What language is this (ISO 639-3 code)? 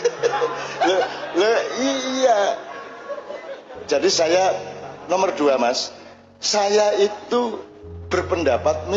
ind